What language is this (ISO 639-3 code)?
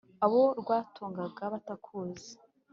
kin